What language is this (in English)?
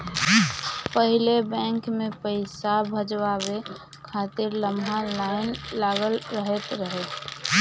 Bhojpuri